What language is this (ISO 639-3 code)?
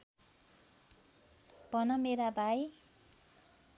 nep